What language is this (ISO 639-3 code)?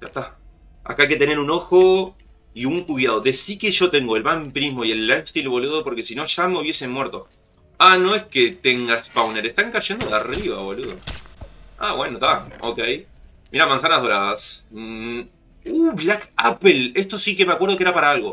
spa